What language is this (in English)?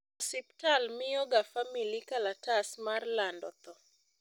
Luo (Kenya and Tanzania)